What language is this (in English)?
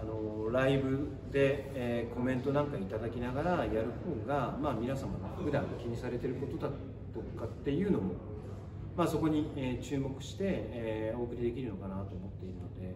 Japanese